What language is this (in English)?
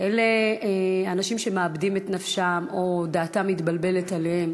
Hebrew